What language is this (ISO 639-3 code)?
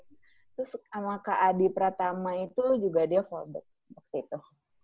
ind